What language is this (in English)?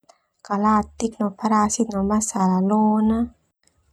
Termanu